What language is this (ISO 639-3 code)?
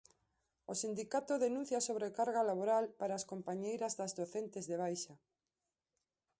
glg